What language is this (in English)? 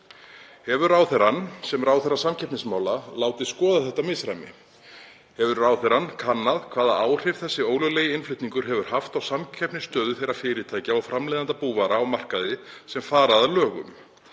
Icelandic